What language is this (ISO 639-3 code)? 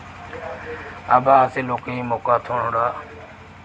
doi